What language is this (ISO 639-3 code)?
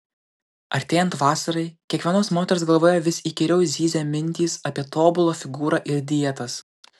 lit